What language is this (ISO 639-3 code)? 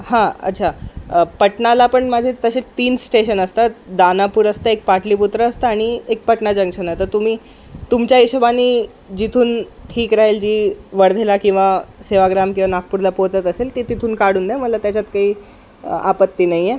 mar